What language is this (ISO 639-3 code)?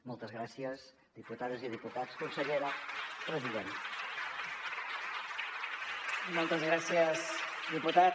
cat